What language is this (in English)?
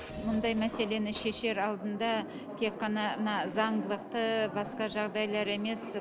Kazakh